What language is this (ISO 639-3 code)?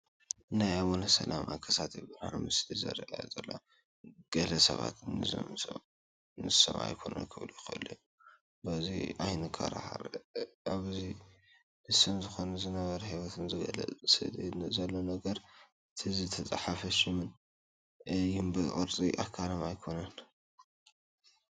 tir